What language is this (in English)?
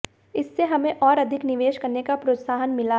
Hindi